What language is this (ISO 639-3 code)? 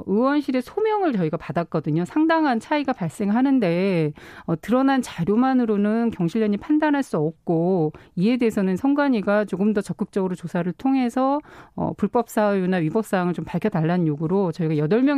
kor